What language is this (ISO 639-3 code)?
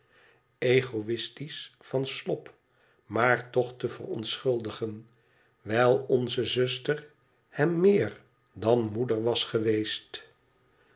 nld